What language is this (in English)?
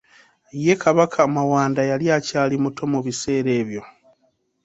Ganda